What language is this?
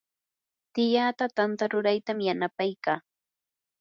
Yanahuanca Pasco Quechua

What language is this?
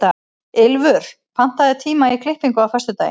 Icelandic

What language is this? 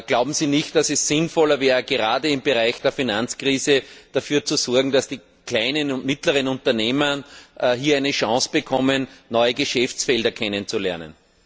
German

